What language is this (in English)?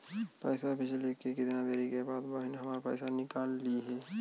Bhojpuri